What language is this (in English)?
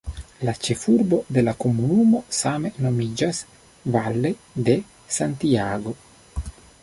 Esperanto